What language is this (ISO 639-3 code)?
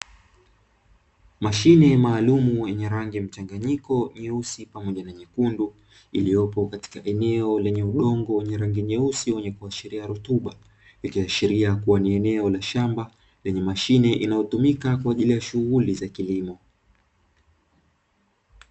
swa